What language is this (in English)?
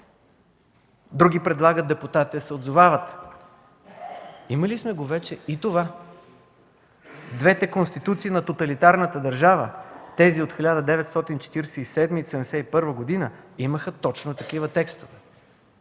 Bulgarian